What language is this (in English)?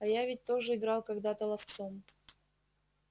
Russian